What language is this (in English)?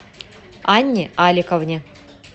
Russian